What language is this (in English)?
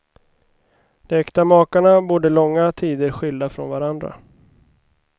Swedish